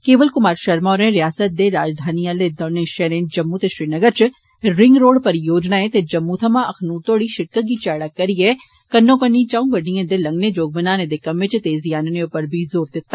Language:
Dogri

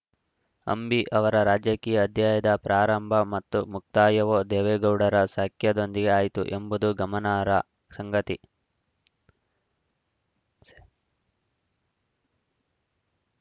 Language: Kannada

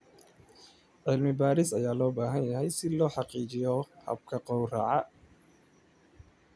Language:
Somali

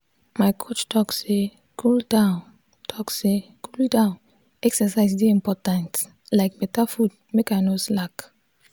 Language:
Nigerian Pidgin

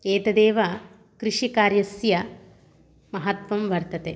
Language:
Sanskrit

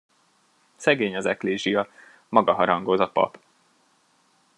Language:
Hungarian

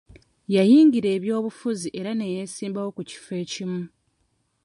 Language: Ganda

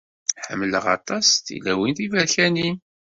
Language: Kabyle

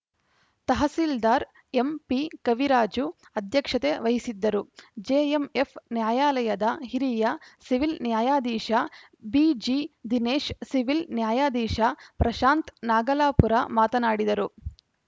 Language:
Kannada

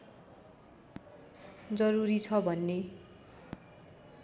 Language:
Nepali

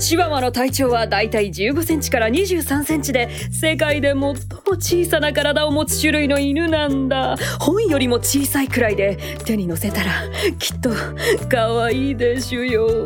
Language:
Japanese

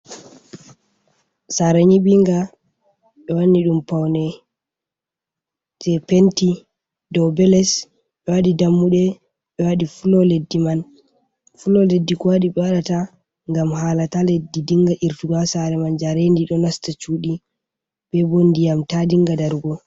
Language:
Fula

